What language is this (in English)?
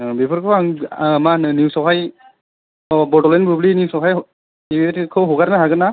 Bodo